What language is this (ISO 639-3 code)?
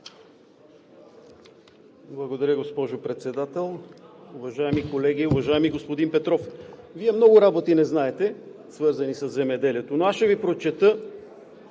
bul